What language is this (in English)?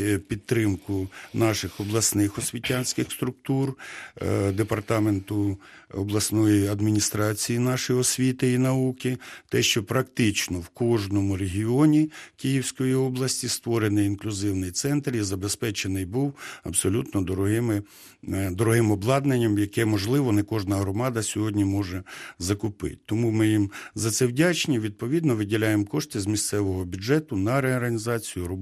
Ukrainian